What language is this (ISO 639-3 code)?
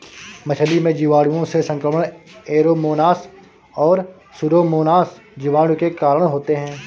hin